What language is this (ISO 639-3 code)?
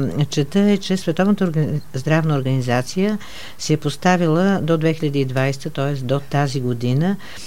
bul